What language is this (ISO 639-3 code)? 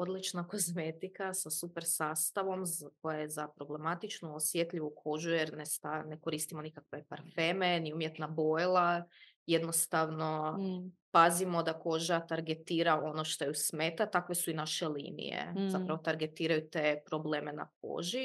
hrv